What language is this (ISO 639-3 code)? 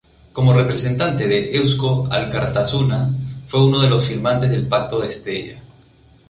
spa